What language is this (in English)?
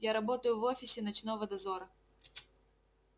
Russian